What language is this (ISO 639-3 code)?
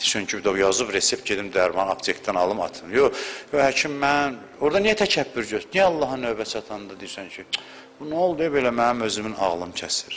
tur